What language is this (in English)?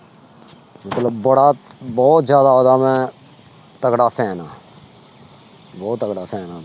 Punjabi